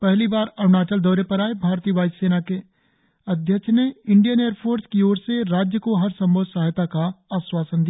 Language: Hindi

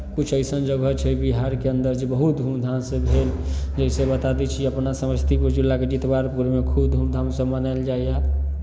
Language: Maithili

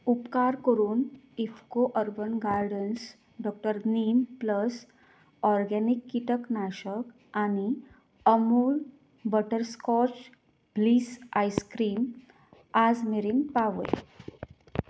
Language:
Konkani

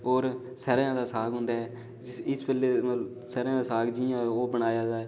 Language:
Dogri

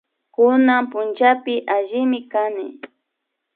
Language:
Imbabura Highland Quichua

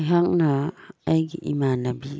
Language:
Manipuri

